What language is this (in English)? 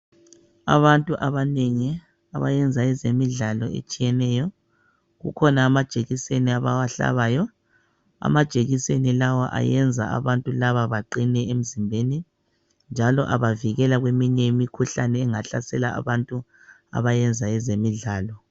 North Ndebele